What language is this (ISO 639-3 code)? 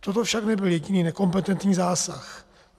ces